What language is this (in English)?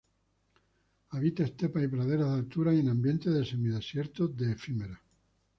Spanish